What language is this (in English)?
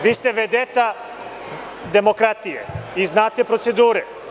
Serbian